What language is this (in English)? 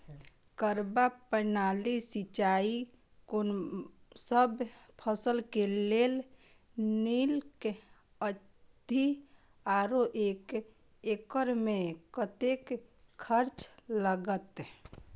Maithili